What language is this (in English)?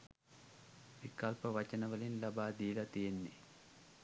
Sinhala